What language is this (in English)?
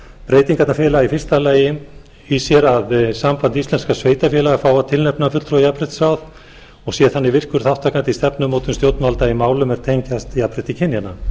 Icelandic